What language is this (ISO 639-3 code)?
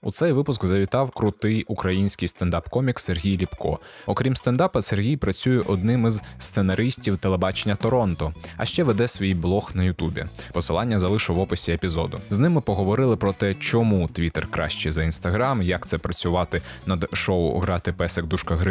ukr